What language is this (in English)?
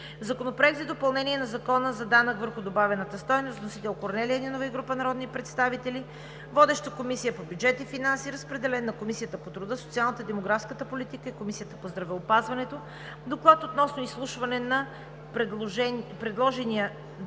Bulgarian